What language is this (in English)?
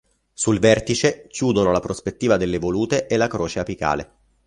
Italian